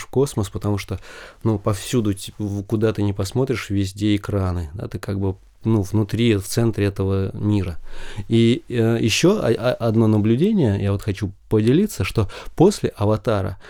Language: Russian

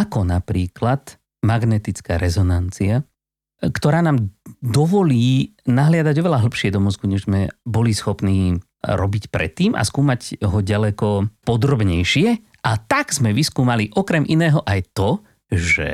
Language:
Slovak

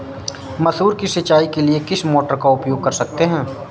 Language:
Hindi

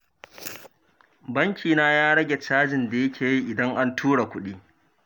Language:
Hausa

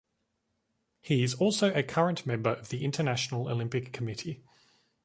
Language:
English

